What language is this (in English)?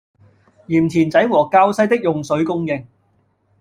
Cantonese